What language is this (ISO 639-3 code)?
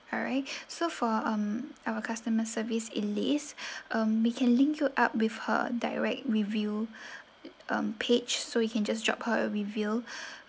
eng